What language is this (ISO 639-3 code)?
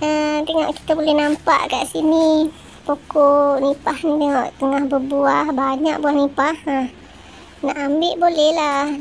msa